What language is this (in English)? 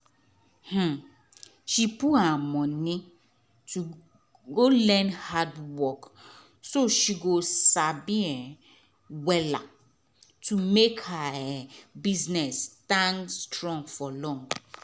Nigerian Pidgin